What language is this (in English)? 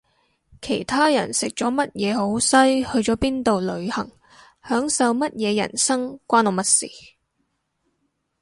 Cantonese